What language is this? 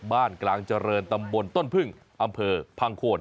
Thai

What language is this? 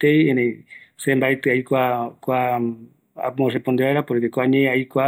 Eastern Bolivian Guaraní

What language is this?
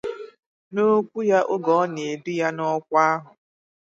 Igbo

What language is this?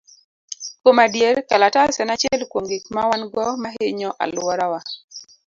Luo (Kenya and Tanzania)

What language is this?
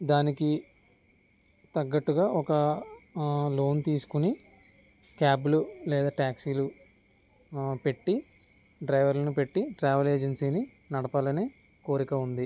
Telugu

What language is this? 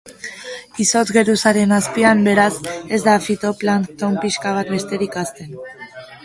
Basque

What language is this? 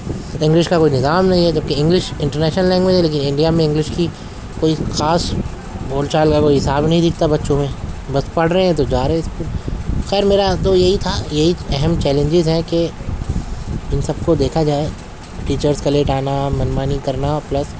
Urdu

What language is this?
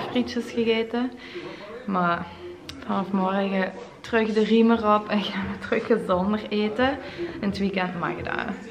Dutch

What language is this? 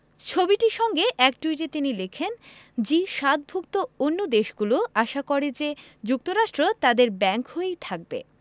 Bangla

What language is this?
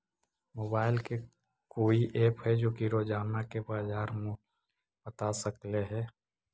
Magahi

